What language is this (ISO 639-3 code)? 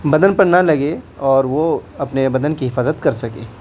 urd